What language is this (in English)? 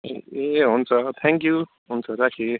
Nepali